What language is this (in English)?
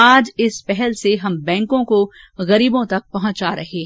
Hindi